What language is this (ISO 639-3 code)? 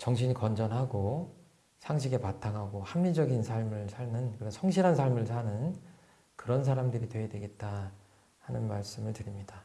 kor